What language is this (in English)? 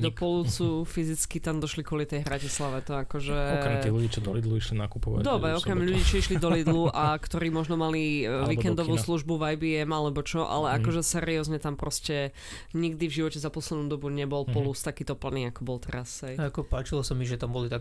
Slovak